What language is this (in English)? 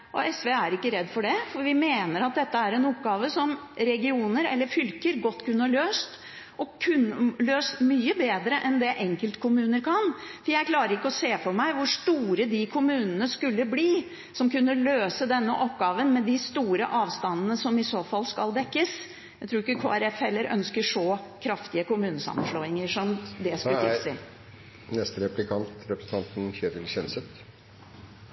Norwegian Bokmål